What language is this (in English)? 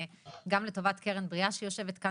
Hebrew